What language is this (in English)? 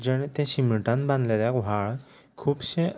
Konkani